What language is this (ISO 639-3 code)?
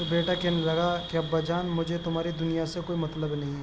urd